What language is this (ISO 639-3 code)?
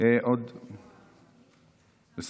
heb